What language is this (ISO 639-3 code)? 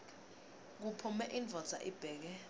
ssw